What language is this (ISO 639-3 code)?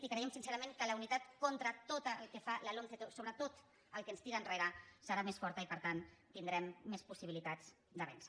cat